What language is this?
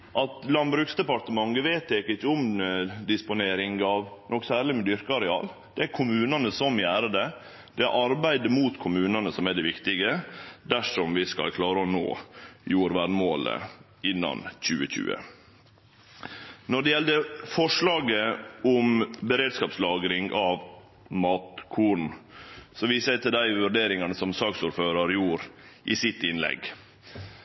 Norwegian Nynorsk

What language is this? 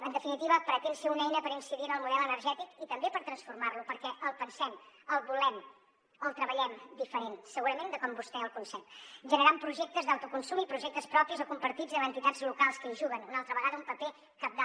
Catalan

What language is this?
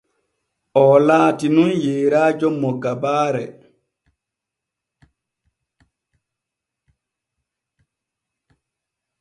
Borgu Fulfulde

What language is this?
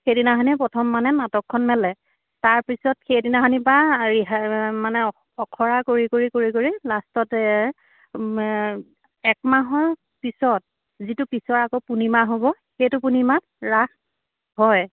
Assamese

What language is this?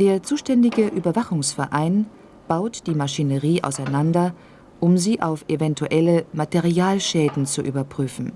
German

